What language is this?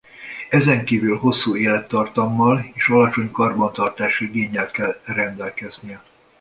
Hungarian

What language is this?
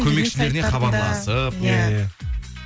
Kazakh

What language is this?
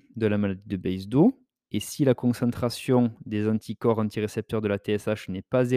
French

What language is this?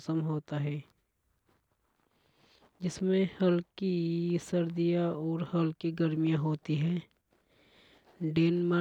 Hadothi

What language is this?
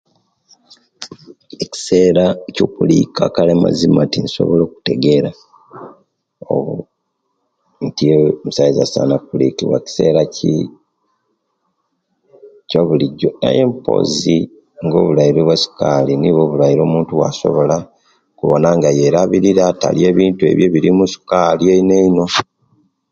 Kenyi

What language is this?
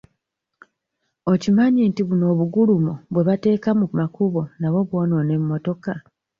Ganda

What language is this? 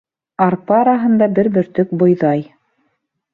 Bashkir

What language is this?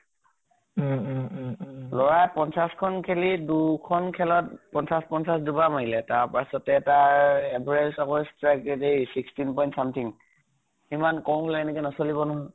Assamese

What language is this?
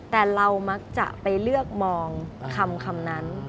Thai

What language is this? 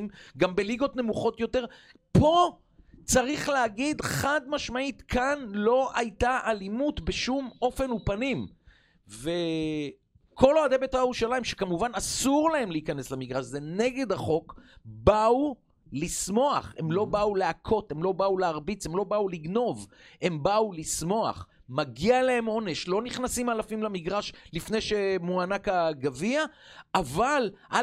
Hebrew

